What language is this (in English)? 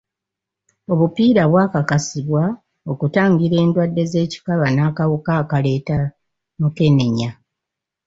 Ganda